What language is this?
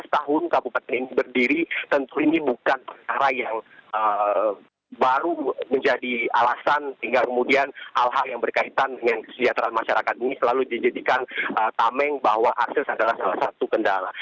Indonesian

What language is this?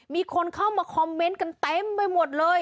Thai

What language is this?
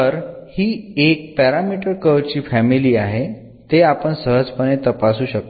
Marathi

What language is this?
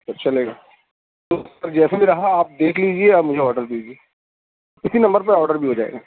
Urdu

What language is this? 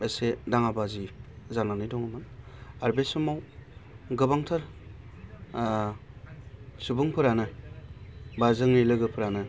Bodo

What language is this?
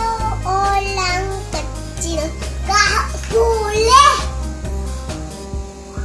Indonesian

